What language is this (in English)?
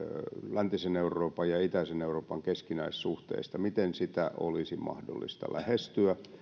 Finnish